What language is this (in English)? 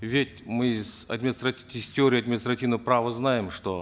Kazakh